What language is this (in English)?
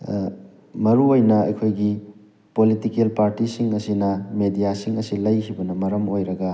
Manipuri